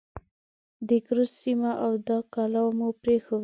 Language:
Pashto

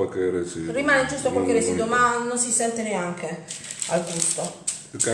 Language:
Italian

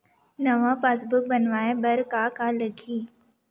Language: Chhattisgarhi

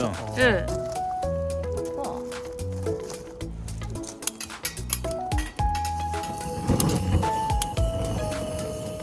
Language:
Korean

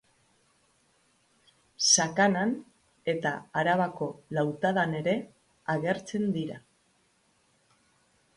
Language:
Basque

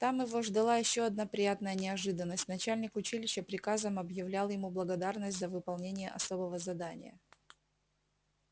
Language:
Russian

